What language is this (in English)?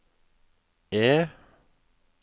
Norwegian